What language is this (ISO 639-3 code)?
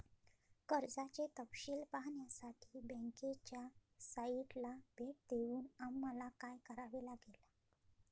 mar